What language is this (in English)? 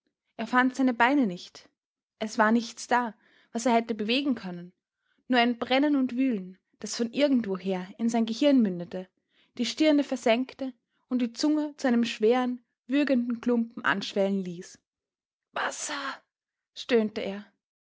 German